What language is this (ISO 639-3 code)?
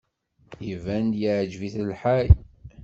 kab